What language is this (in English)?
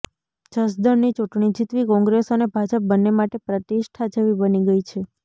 Gujarati